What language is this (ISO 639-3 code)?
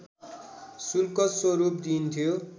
nep